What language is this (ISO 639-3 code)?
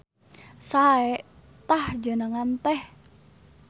sun